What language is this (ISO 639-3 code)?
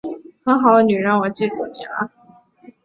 zho